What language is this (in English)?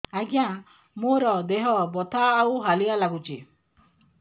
Odia